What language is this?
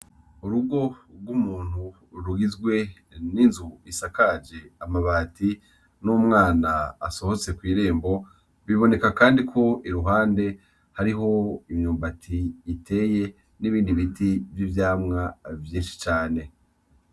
Rundi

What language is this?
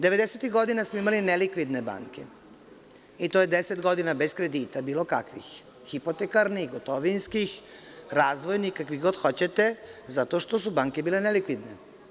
Serbian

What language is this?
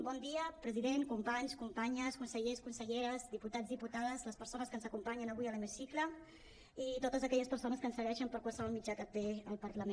Catalan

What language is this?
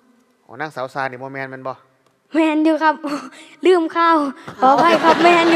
Thai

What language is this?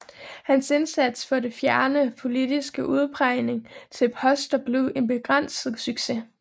Danish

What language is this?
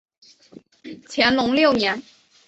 Chinese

